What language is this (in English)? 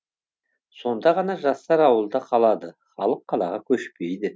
Kazakh